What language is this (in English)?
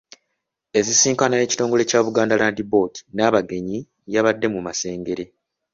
Ganda